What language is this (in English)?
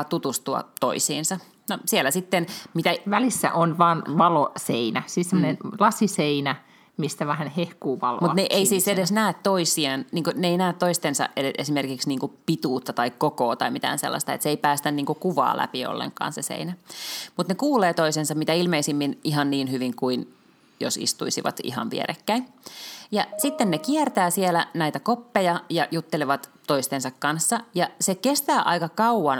Finnish